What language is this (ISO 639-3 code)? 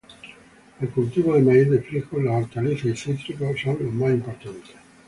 spa